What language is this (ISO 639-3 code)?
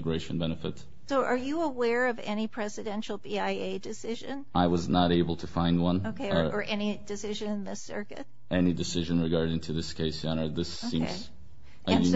eng